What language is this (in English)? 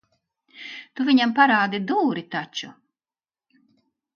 Latvian